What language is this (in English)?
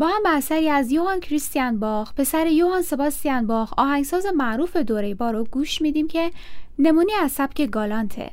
Persian